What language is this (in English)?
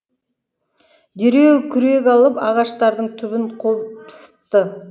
Kazakh